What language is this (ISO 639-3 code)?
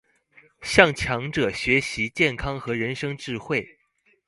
zho